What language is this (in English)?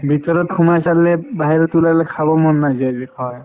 Assamese